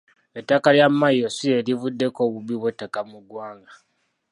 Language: Ganda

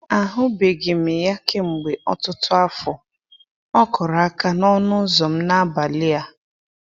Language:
Igbo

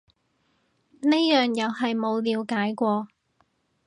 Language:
Cantonese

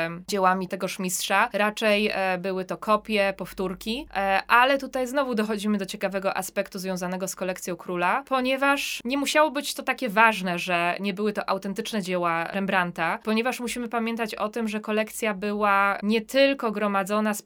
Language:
Polish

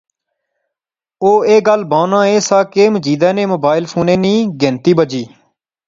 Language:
Pahari-Potwari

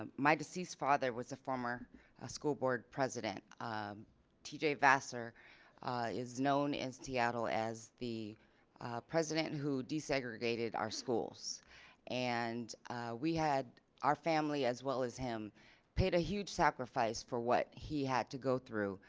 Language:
English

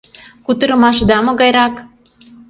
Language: Mari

